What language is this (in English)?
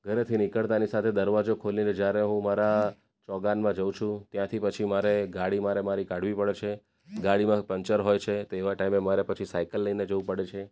Gujarati